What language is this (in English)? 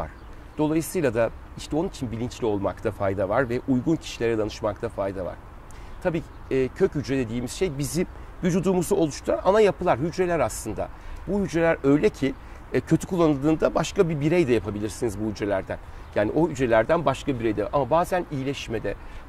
Turkish